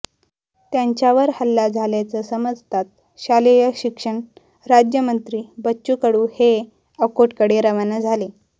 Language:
Marathi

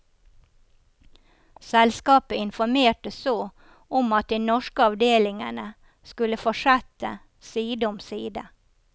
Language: Norwegian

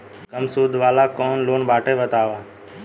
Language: Bhojpuri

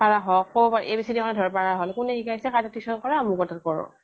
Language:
Assamese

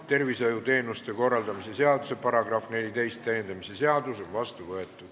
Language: Estonian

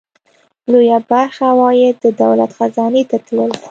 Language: Pashto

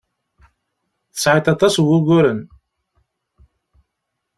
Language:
Kabyle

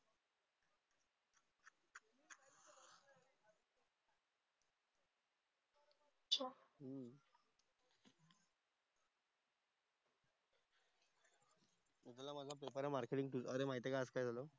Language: Marathi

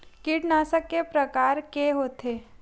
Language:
Chhattisgarhi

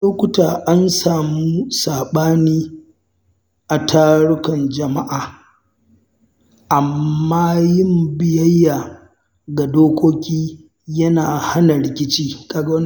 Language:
Hausa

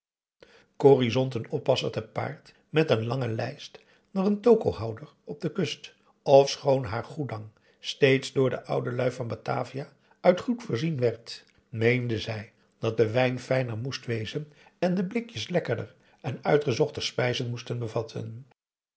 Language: Dutch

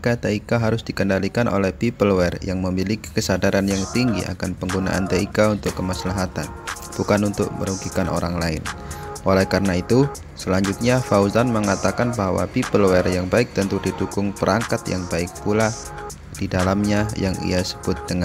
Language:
Indonesian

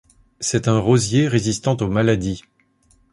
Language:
French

